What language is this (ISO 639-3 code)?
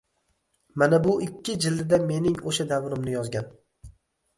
uzb